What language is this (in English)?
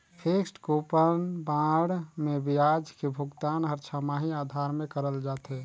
Chhattisgarhi